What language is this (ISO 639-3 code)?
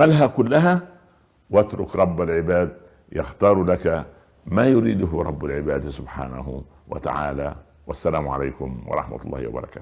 ara